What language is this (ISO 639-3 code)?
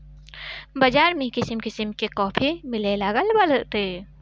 bho